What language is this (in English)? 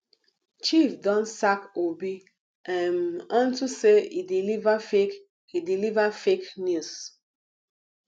Nigerian Pidgin